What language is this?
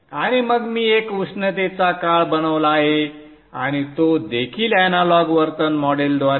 Marathi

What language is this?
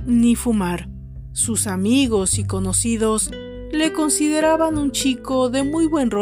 Spanish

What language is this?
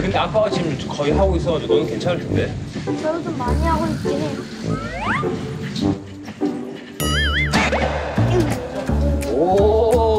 Korean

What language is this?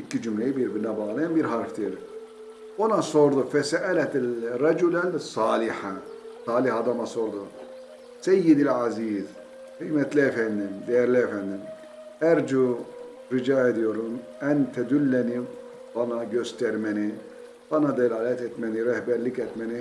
Turkish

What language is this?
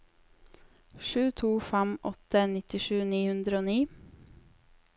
Norwegian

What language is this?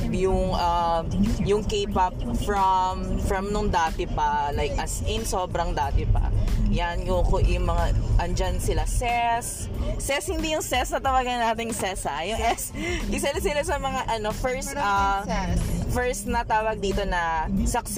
Filipino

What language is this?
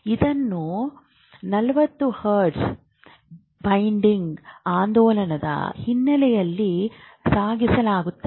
Kannada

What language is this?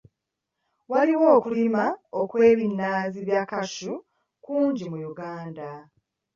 Ganda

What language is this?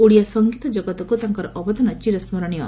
Odia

